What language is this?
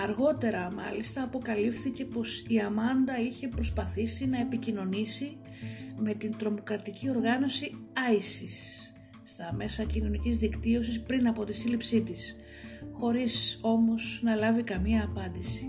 Greek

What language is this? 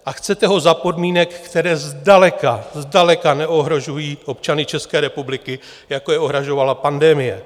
Czech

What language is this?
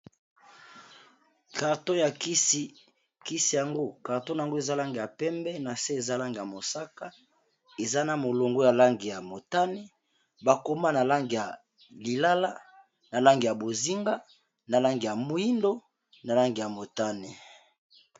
Lingala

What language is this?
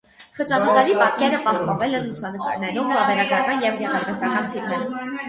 Armenian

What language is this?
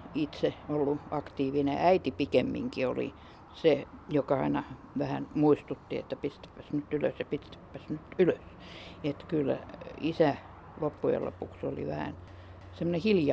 Finnish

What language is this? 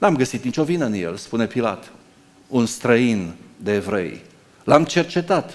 Romanian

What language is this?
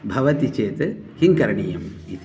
Sanskrit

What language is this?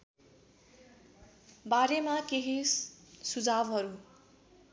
Nepali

